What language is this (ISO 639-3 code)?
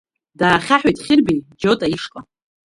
abk